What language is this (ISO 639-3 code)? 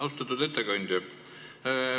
est